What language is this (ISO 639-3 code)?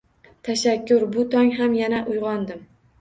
uzb